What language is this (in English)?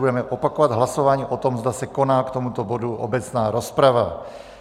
Czech